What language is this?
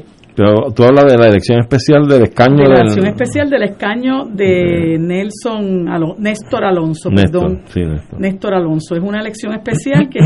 Spanish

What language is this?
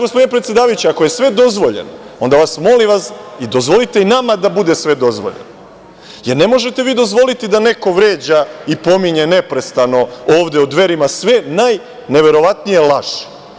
Serbian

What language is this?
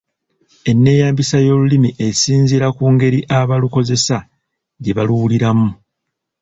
Ganda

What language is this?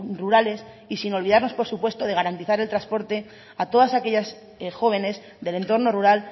Spanish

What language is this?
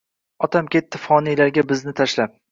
Uzbek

